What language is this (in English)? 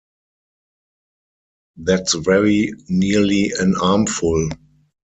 English